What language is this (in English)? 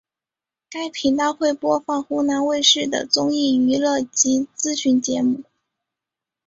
Chinese